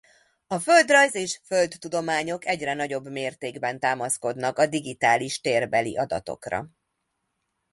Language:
Hungarian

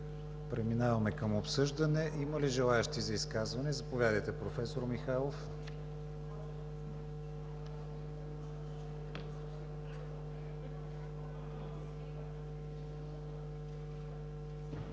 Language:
Bulgarian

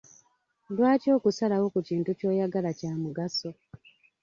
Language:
Ganda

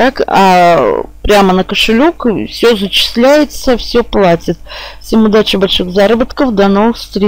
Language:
Russian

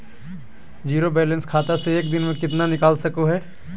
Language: Magahi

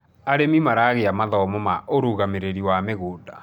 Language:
Kikuyu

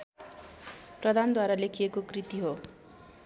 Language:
Nepali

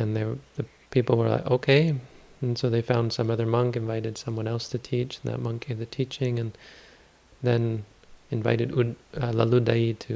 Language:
English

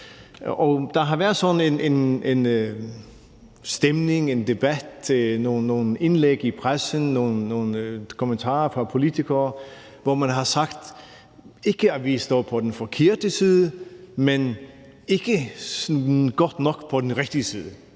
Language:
Danish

